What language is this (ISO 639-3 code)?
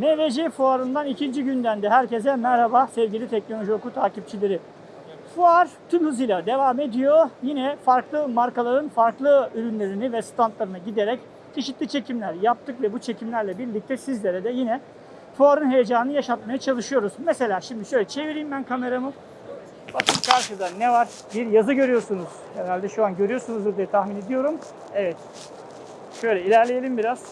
tur